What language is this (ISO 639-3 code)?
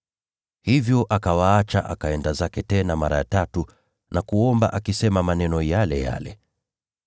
swa